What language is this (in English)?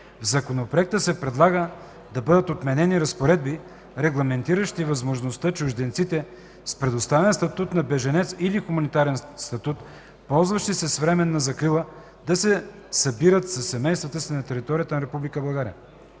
Bulgarian